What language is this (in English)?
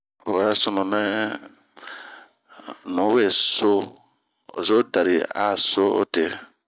Bomu